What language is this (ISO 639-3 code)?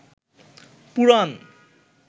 ben